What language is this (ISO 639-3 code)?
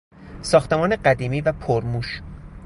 fas